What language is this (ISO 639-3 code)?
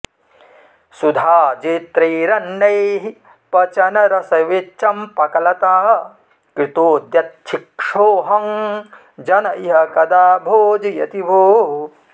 san